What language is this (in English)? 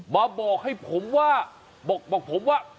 Thai